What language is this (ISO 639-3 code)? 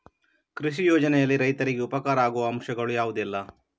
kan